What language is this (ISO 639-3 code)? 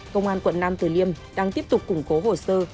vie